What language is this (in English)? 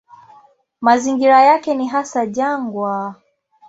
Swahili